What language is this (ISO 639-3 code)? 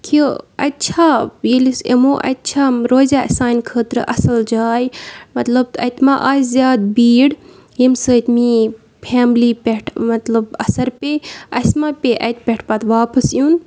kas